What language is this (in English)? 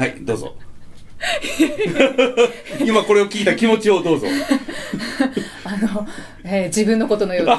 Japanese